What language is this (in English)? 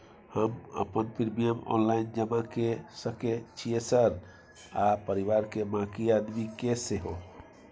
Maithili